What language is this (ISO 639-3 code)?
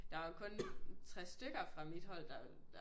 dan